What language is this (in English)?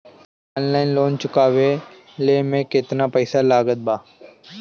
Bhojpuri